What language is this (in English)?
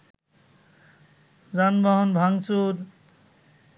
Bangla